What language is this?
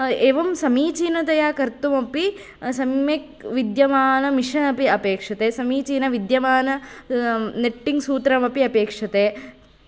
Sanskrit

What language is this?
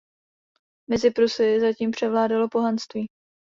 Czech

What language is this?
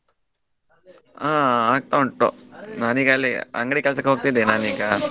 Kannada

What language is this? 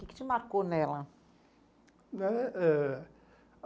Portuguese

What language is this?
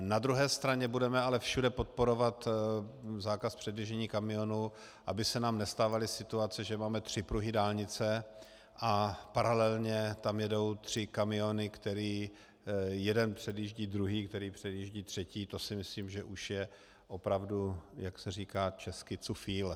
Czech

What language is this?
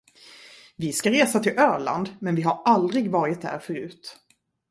Swedish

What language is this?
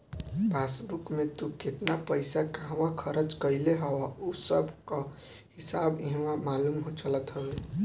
Bhojpuri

